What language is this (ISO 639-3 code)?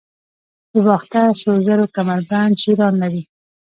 pus